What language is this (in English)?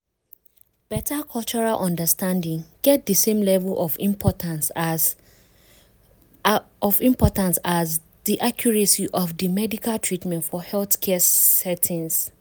Nigerian Pidgin